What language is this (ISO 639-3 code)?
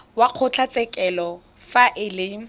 tsn